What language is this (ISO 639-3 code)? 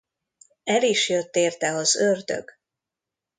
hun